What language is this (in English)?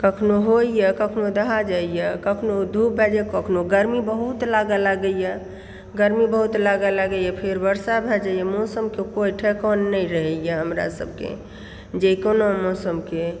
Maithili